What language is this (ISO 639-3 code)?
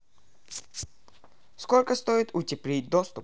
rus